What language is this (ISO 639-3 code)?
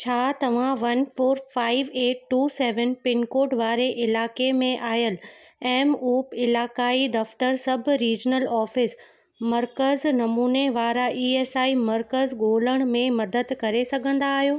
snd